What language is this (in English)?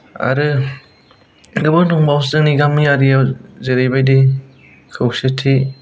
Bodo